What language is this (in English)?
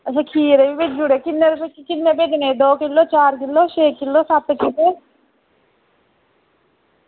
Dogri